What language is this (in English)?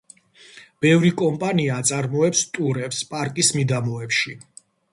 Georgian